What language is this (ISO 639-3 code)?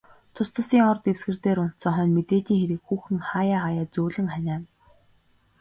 mon